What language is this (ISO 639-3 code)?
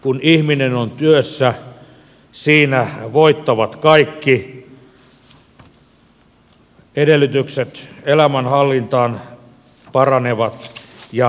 fin